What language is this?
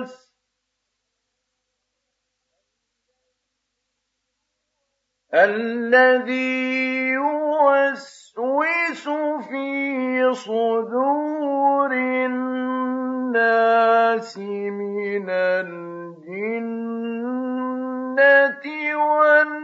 Arabic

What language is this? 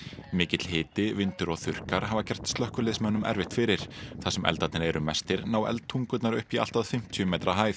Icelandic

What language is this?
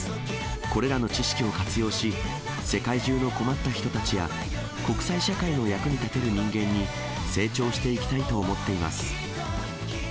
Japanese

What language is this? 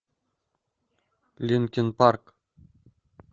Russian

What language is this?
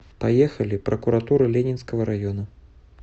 Russian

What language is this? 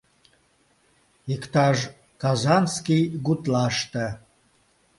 Mari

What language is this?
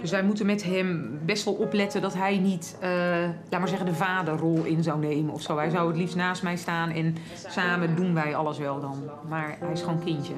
Dutch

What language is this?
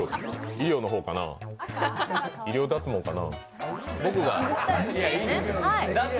Japanese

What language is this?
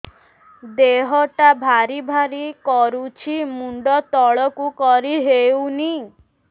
Odia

